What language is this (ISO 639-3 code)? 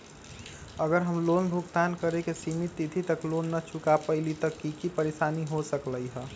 mag